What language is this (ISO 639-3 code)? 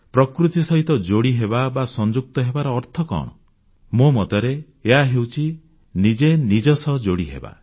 ori